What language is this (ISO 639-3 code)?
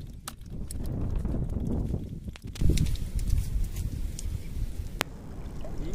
por